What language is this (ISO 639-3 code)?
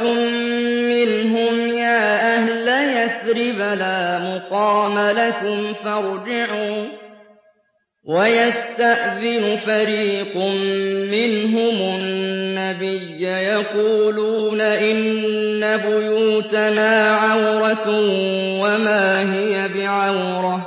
ara